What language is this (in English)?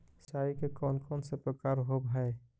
Magahi